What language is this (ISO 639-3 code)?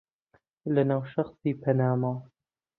ckb